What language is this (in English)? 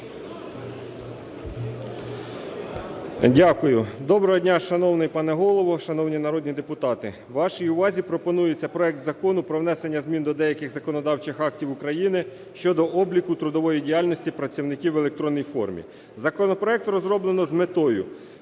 Ukrainian